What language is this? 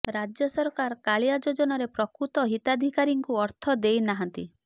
Odia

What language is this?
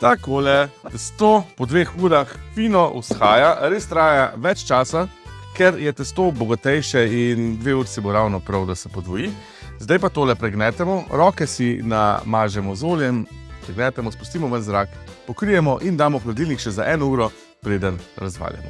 Slovenian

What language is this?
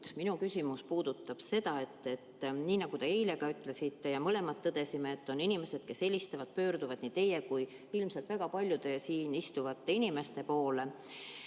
Estonian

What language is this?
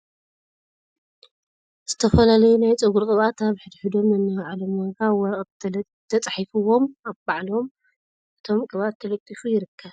Tigrinya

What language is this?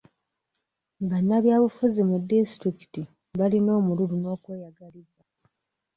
Ganda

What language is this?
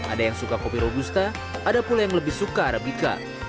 Indonesian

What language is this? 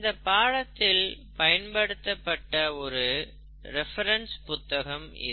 Tamil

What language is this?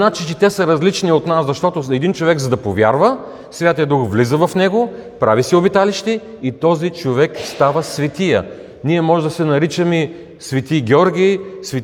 Bulgarian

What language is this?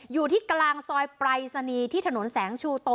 Thai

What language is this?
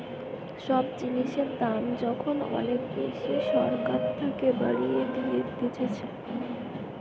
Bangla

